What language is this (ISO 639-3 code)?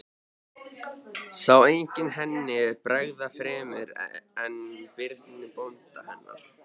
isl